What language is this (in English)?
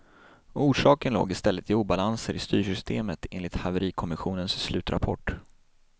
Swedish